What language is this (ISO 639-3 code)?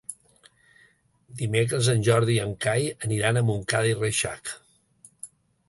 cat